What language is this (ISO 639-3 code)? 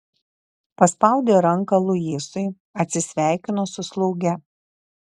lit